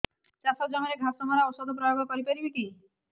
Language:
Odia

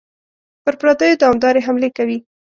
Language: Pashto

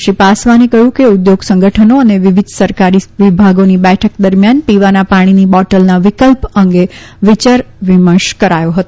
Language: Gujarati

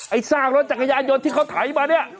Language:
Thai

